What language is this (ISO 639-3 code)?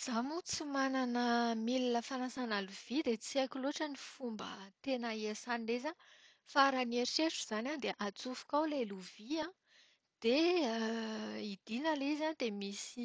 mlg